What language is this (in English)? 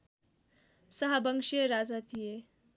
Nepali